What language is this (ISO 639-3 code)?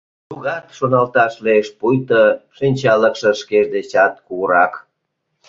chm